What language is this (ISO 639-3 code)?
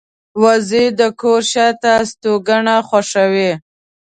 pus